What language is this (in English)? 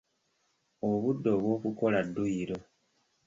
Ganda